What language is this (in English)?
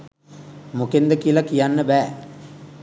Sinhala